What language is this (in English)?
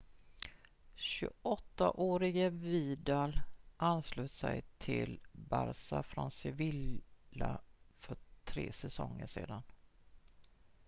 Swedish